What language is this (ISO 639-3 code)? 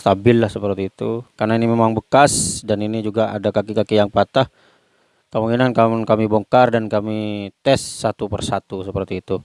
ind